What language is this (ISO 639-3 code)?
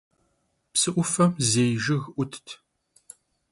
kbd